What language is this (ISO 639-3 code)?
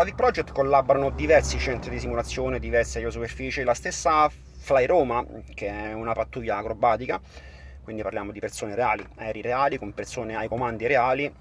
ita